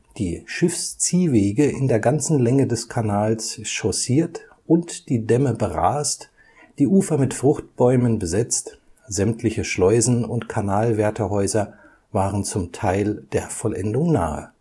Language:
German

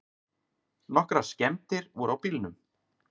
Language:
Icelandic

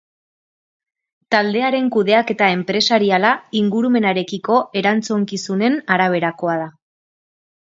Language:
Basque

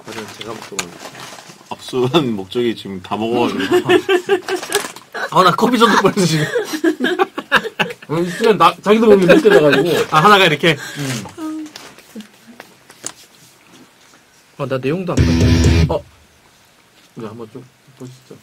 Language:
Korean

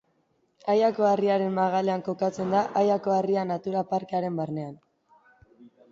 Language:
Basque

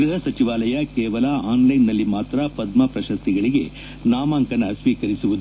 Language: Kannada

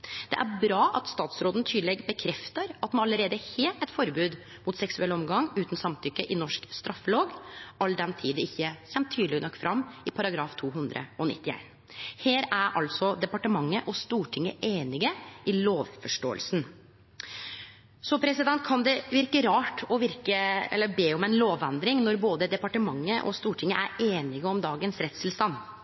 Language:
Norwegian Nynorsk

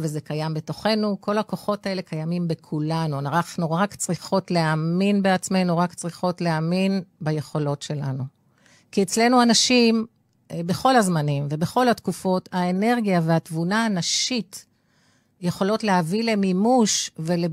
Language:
Hebrew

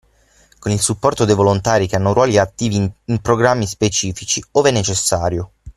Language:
Italian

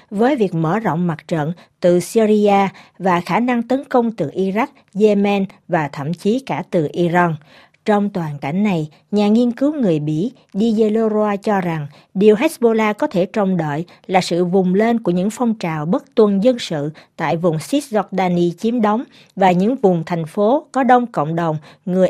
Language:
Vietnamese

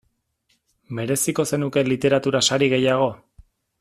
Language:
Basque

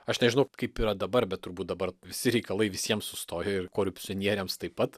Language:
Lithuanian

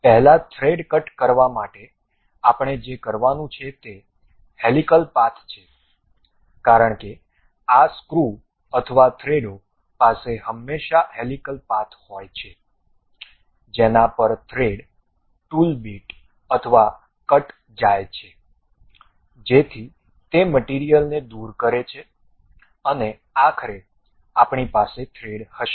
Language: Gujarati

